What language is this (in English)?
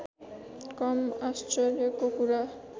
Nepali